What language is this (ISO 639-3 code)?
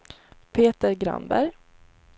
swe